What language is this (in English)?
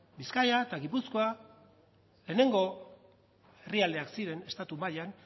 Basque